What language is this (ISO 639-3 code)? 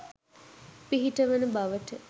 sin